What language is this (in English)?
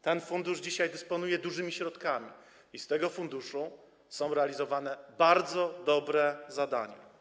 Polish